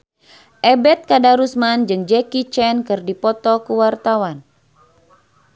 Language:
Sundanese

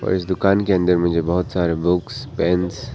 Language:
Hindi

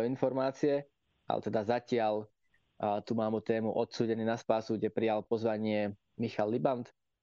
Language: Slovak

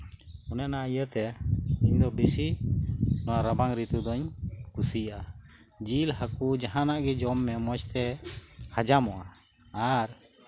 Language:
Santali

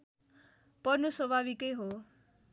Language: Nepali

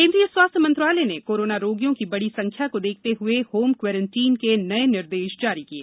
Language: Hindi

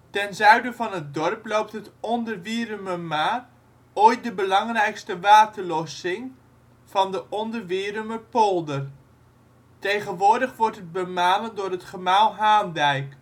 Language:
Dutch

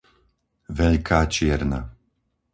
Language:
Slovak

